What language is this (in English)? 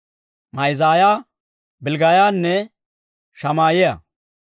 Dawro